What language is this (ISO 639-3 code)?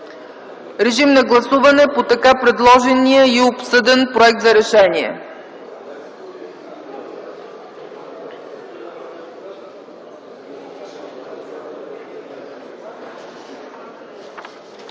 bul